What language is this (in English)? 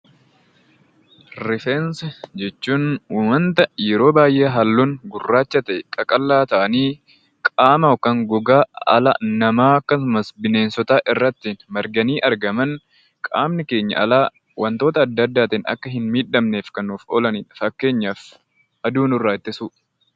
Oromo